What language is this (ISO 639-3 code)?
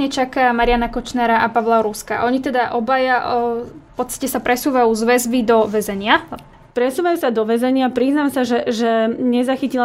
slk